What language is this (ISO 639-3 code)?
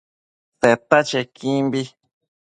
mcf